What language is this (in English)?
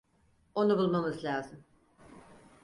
Turkish